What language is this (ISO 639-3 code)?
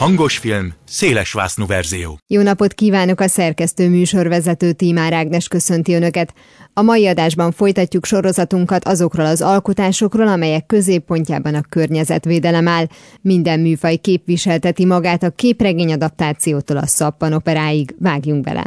hun